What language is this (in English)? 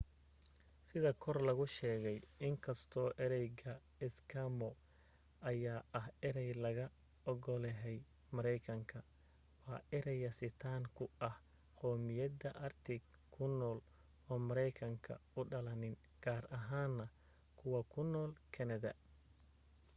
Somali